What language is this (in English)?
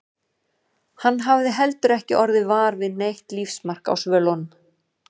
Icelandic